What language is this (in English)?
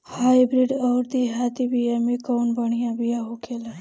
Bhojpuri